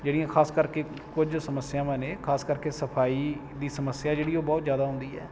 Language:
Punjabi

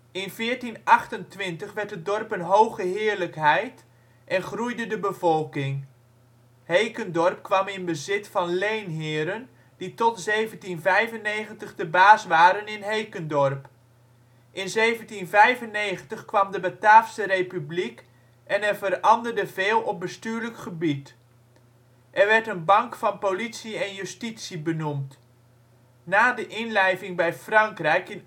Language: Dutch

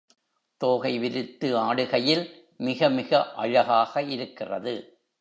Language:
Tamil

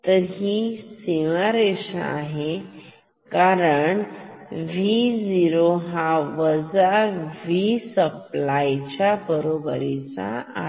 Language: Marathi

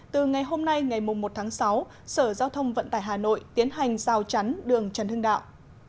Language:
Vietnamese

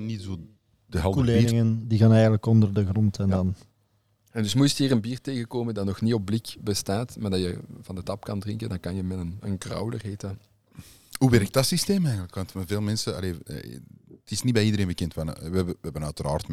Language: Dutch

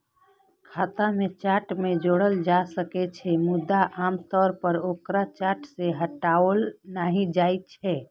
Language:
Maithili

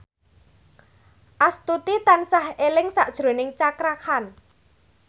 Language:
Javanese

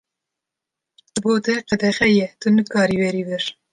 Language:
Kurdish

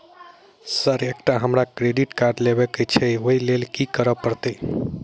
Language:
Maithili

